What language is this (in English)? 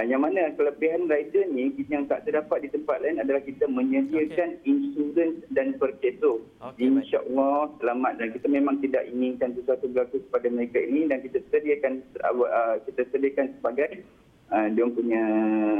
Malay